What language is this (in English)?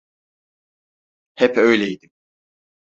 Turkish